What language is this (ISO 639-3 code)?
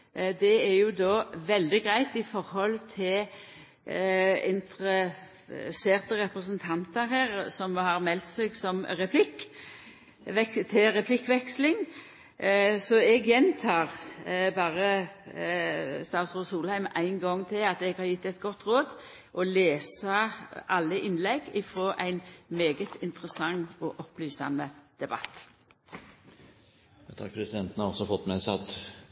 nor